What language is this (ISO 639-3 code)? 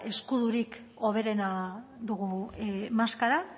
eus